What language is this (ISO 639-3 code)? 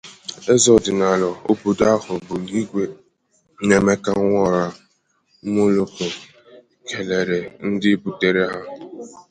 ibo